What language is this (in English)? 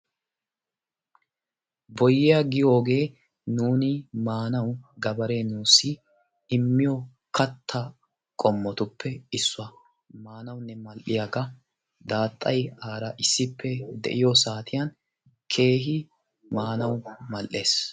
Wolaytta